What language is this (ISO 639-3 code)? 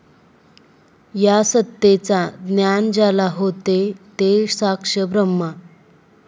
mar